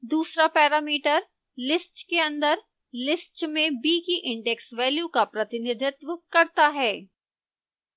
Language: Hindi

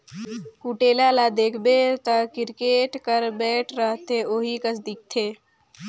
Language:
Chhattisgarhi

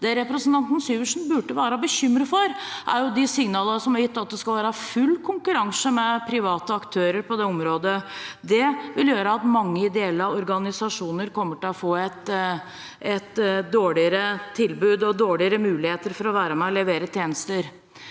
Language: Norwegian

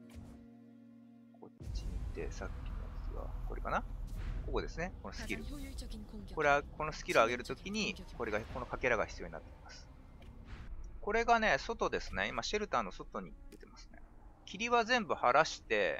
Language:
Japanese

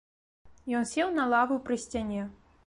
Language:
Belarusian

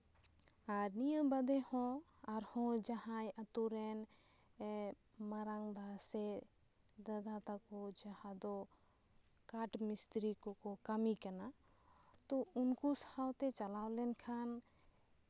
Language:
Santali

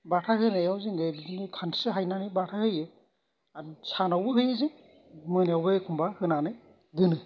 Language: Bodo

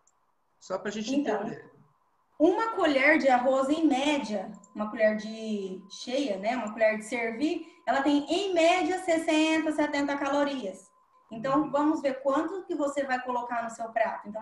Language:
Portuguese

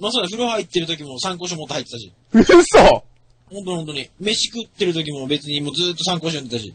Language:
Japanese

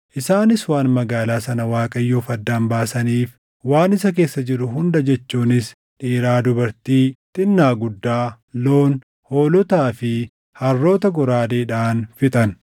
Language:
Oromo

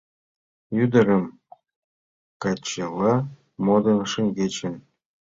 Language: Mari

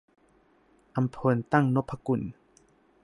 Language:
Thai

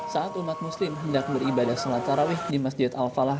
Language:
Indonesian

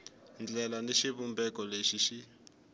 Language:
Tsonga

